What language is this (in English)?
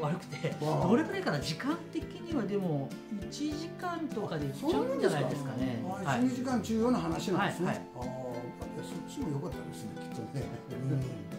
Japanese